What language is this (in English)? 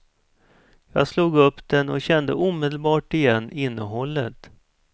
Swedish